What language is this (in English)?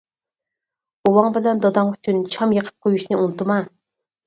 Uyghur